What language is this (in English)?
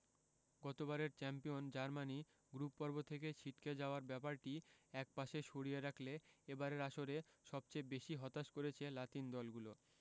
Bangla